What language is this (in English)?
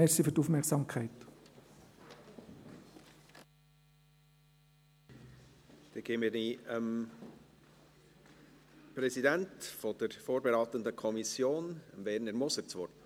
Swiss German